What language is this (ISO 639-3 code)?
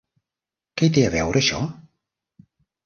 cat